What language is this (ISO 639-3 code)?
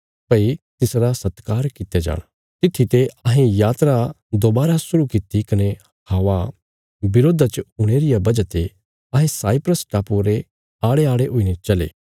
kfs